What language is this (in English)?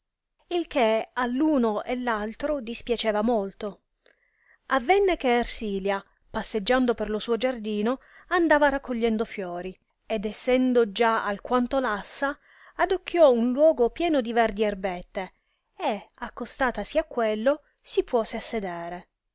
Italian